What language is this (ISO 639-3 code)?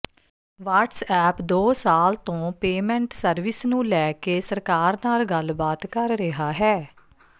pan